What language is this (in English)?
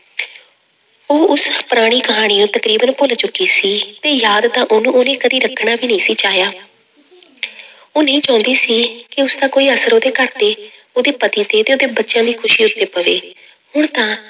Punjabi